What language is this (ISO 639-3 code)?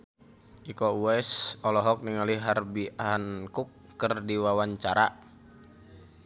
sun